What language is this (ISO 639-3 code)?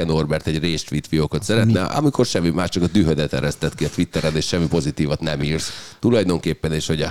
hun